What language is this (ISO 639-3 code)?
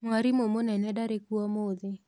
kik